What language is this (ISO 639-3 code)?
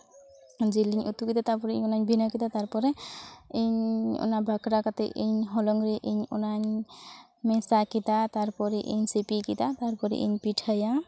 sat